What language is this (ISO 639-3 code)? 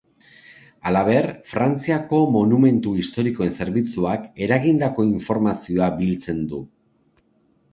eus